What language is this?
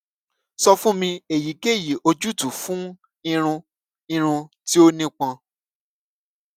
Yoruba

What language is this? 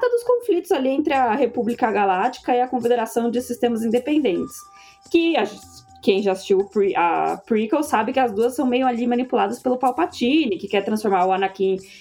Portuguese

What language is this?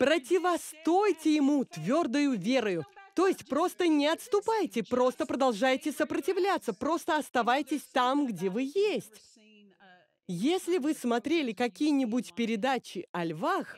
Russian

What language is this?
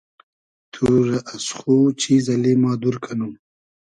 Hazaragi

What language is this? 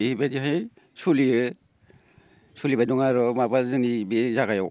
Bodo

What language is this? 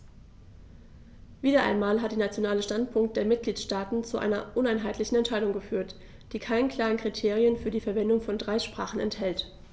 German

